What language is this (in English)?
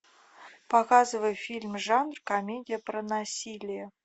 Russian